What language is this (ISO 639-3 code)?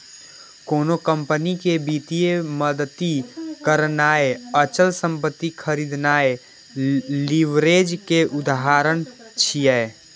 mai